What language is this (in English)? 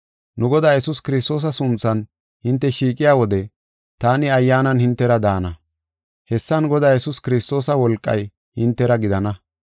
Gofa